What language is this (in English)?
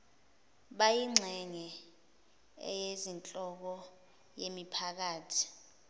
Zulu